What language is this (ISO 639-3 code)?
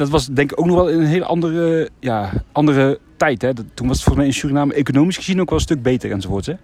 nld